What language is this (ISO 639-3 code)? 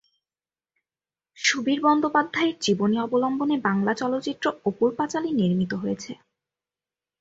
ben